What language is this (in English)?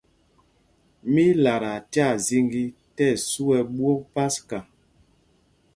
Mpumpong